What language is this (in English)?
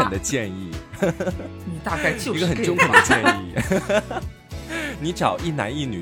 Chinese